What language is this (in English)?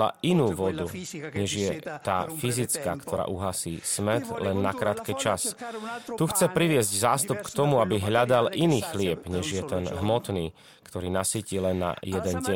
Slovak